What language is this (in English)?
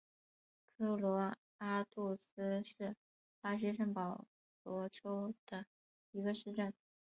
Chinese